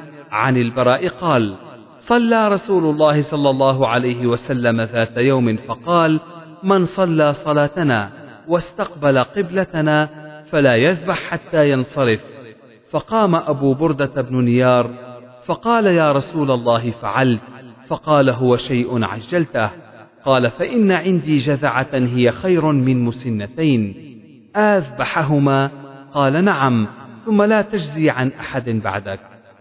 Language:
Arabic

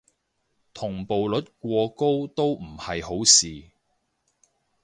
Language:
Cantonese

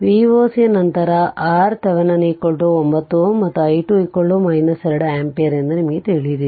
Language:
Kannada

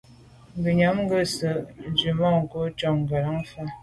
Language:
Medumba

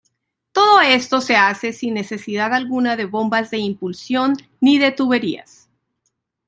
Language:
Spanish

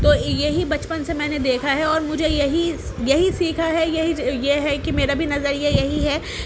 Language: Urdu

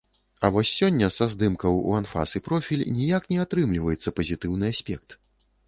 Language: Belarusian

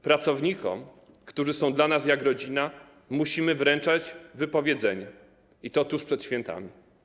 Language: Polish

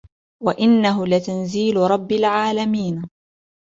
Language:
Arabic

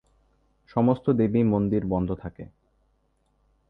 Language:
Bangla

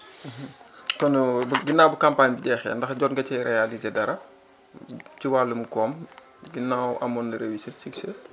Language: Wolof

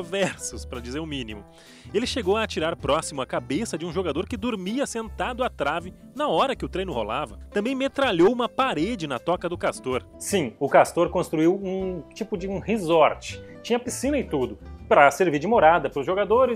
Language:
Portuguese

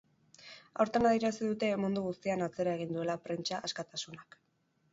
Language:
Basque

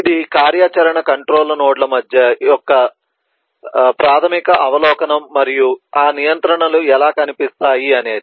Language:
Telugu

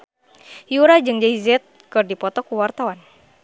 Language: Sundanese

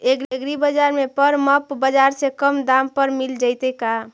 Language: Magahi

